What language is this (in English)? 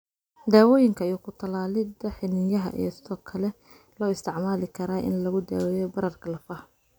Somali